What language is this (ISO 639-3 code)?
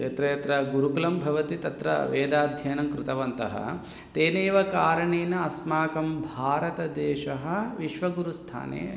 san